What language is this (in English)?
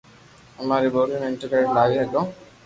Loarki